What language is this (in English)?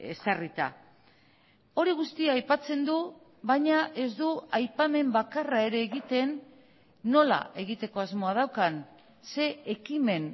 Basque